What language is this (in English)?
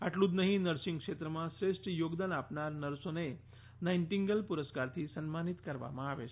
Gujarati